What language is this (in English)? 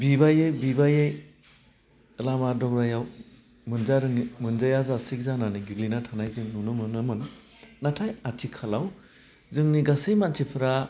Bodo